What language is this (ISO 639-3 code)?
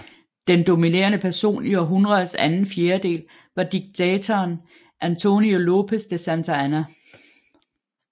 dan